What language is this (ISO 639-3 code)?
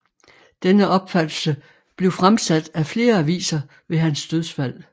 dan